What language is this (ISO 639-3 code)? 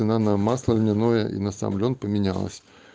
rus